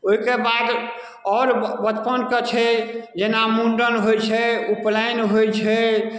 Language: Maithili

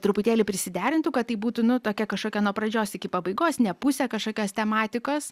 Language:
Lithuanian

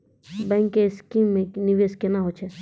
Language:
Maithili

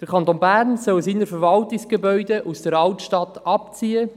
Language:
Swiss German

